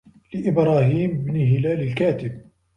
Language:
Arabic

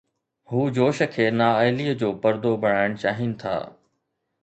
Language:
Sindhi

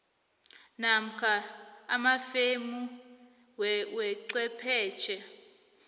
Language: South Ndebele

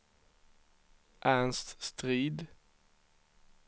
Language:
Swedish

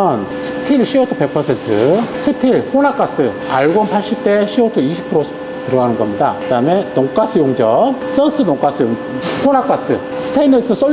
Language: Korean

